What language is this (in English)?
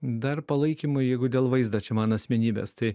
Lithuanian